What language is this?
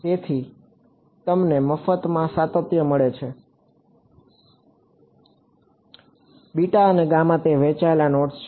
Gujarati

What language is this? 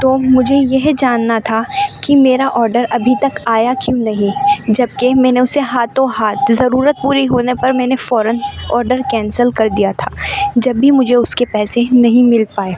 Urdu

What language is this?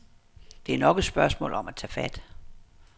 Danish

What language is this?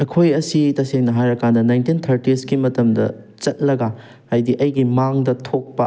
Manipuri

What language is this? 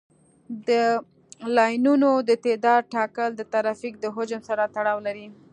Pashto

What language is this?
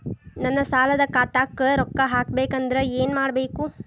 Kannada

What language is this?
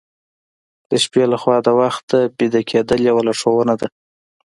Pashto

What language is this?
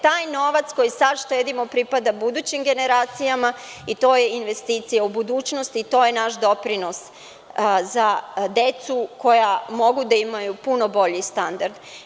Serbian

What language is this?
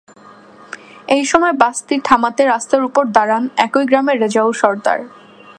Bangla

